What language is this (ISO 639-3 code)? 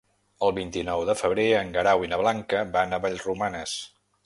cat